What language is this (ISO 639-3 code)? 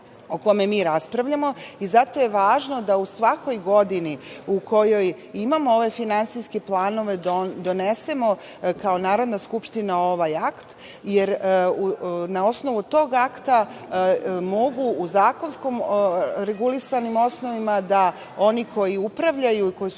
srp